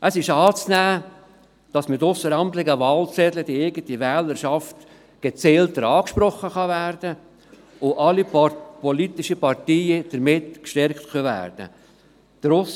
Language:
Swiss German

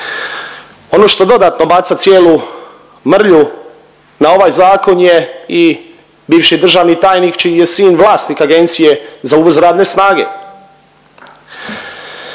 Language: Croatian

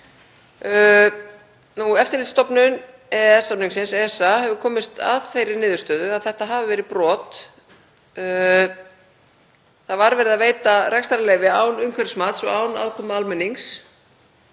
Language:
Icelandic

